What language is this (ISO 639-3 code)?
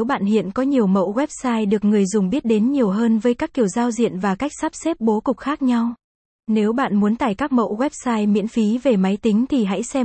vie